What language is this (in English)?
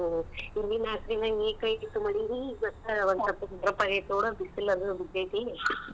Kannada